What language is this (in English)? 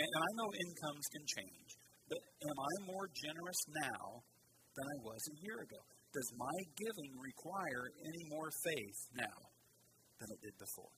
English